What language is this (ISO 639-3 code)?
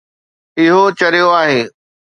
snd